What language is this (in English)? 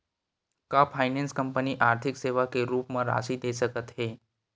Chhattisgarhi